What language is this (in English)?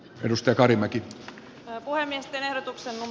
Finnish